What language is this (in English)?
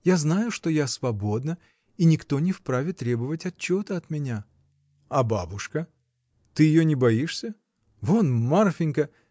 Russian